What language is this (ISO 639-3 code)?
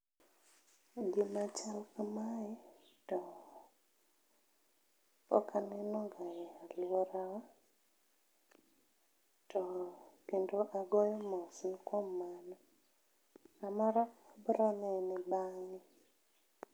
luo